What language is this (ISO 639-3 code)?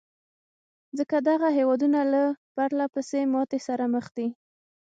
pus